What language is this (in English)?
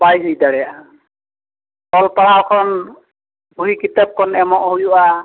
Santali